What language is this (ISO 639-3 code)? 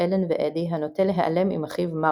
heb